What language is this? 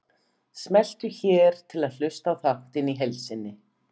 Icelandic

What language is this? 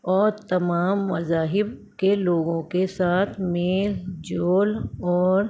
Urdu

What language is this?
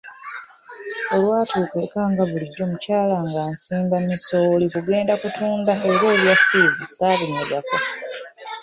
Ganda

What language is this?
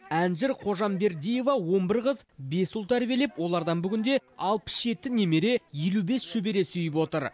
Kazakh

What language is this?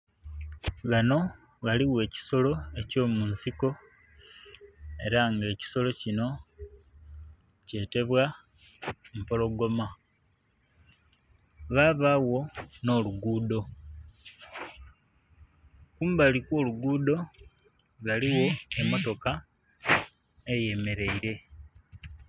Soga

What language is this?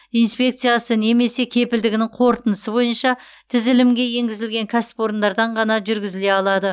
Kazakh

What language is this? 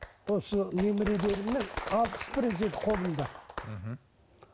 Kazakh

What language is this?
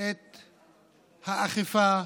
Hebrew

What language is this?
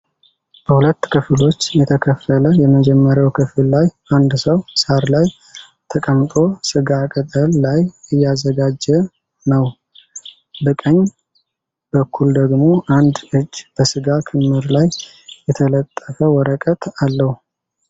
Amharic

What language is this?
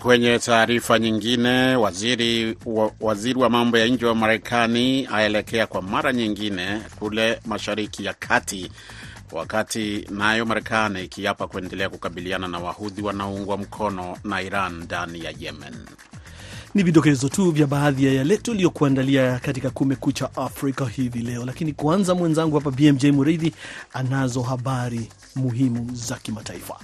Swahili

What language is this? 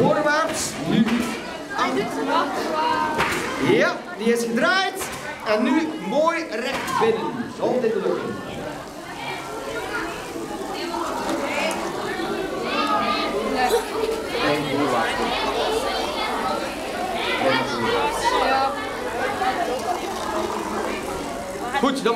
Dutch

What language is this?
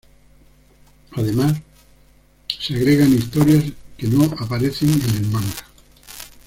Spanish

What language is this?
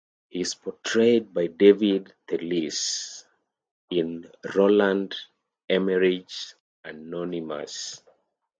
English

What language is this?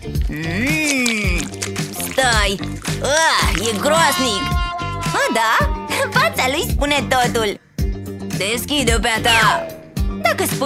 Romanian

